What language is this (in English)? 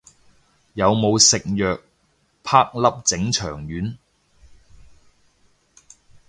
Cantonese